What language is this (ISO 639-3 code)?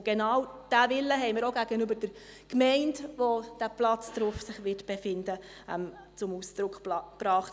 gsw